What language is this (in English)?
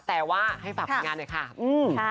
Thai